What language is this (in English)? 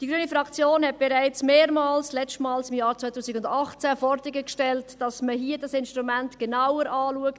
Swiss German